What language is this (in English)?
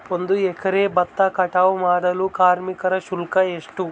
Kannada